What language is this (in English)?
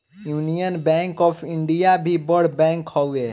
Bhojpuri